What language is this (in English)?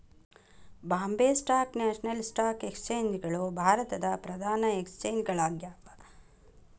Kannada